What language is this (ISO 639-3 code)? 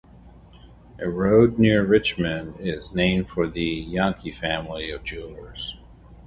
eng